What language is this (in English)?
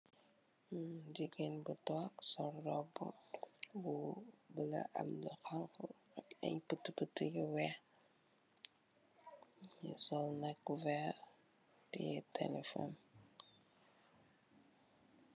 Wolof